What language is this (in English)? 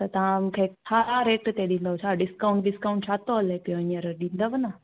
Sindhi